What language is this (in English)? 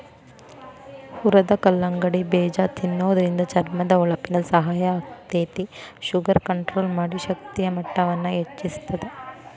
Kannada